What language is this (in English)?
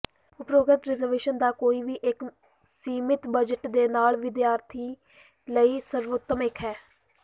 Punjabi